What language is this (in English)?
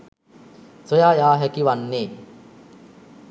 Sinhala